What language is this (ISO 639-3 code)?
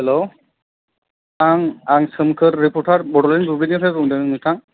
brx